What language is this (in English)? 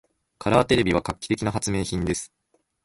Japanese